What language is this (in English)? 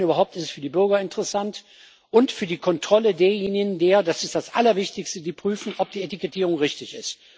German